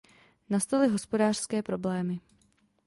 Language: Czech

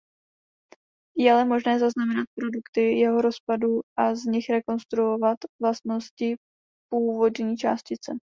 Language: Czech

